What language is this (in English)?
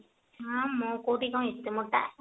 Odia